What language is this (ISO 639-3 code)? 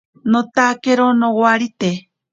prq